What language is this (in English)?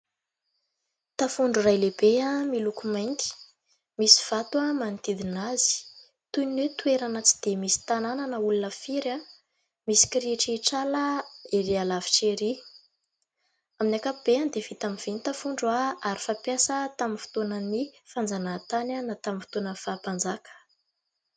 Malagasy